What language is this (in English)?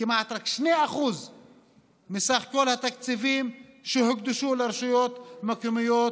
Hebrew